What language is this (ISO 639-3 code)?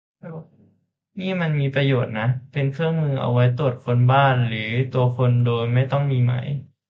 tha